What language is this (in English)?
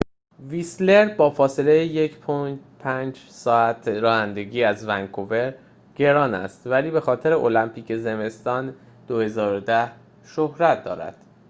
Persian